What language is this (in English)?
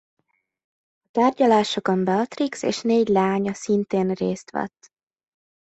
Hungarian